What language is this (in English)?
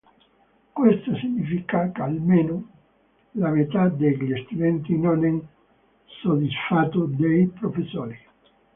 Italian